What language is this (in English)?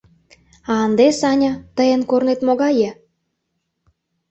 Mari